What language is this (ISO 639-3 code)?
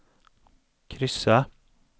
swe